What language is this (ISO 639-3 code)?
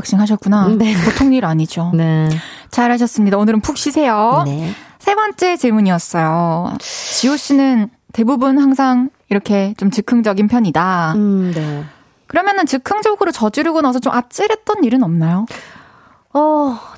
kor